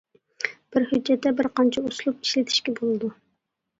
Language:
Uyghur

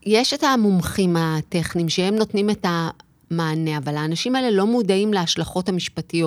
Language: Hebrew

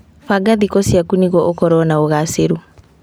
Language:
Kikuyu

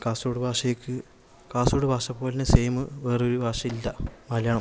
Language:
Malayalam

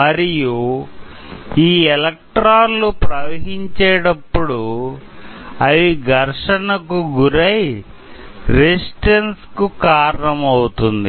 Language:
Telugu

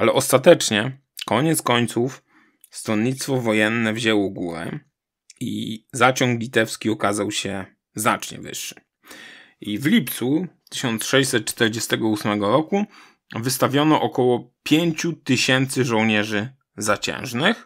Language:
Polish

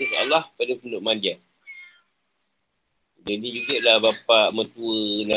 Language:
Malay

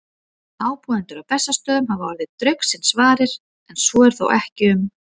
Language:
Icelandic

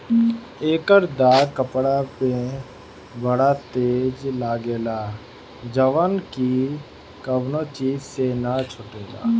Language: Bhojpuri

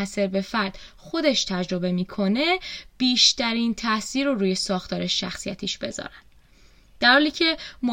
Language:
Persian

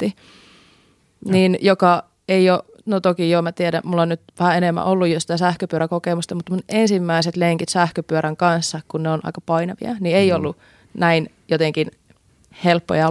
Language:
Finnish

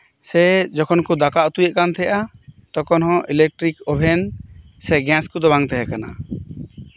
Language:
Santali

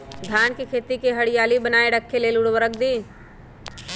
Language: Magahi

